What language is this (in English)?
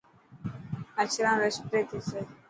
Dhatki